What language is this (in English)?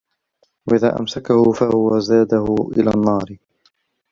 Arabic